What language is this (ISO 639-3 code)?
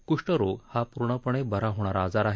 mar